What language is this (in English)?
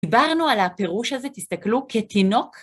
Hebrew